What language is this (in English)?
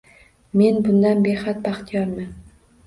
Uzbek